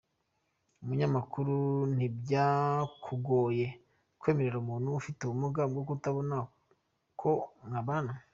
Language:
Kinyarwanda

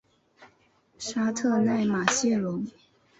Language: Chinese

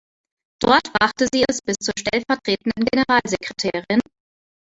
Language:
German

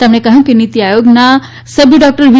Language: Gujarati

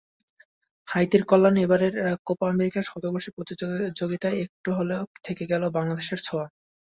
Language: Bangla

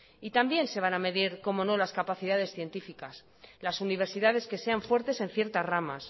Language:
Spanish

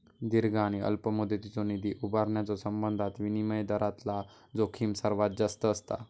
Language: Marathi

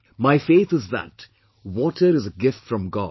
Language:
English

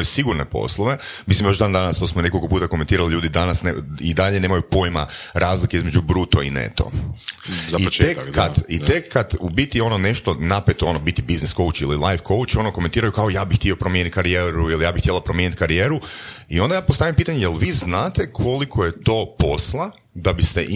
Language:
Croatian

